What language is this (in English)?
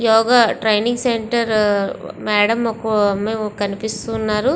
Telugu